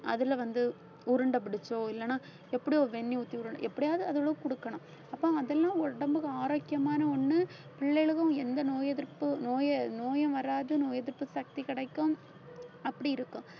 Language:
Tamil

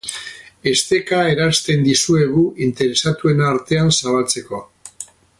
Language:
Basque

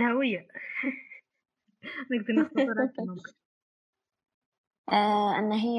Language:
Arabic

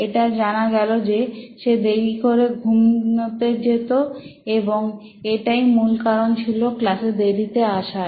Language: Bangla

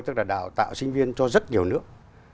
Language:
Vietnamese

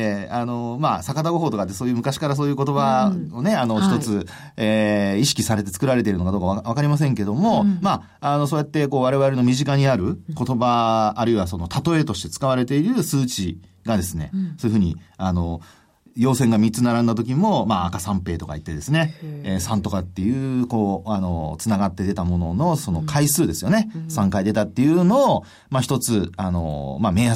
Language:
Japanese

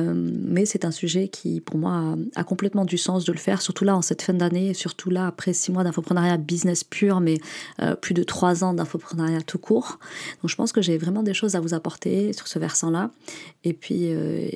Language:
French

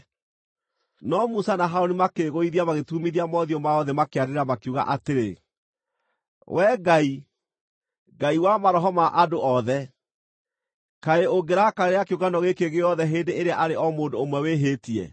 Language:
Kikuyu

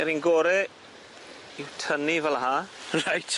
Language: Welsh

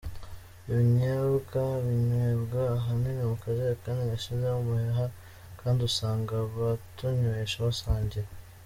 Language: Kinyarwanda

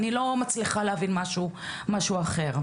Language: Hebrew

